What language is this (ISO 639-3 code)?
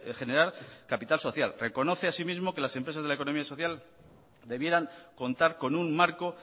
spa